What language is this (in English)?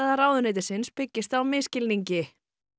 Icelandic